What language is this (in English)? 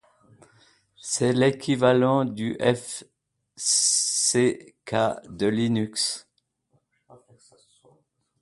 French